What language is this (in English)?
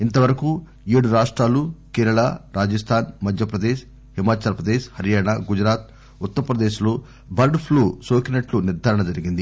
Telugu